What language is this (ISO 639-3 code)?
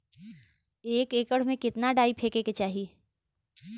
bho